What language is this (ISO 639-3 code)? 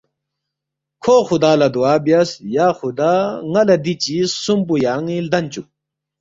bft